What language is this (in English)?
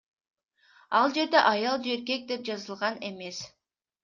Kyrgyz